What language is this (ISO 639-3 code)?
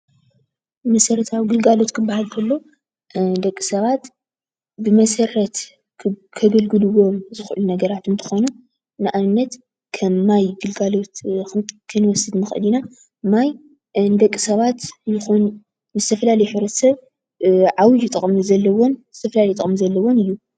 tir